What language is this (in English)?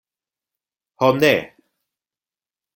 Esperanto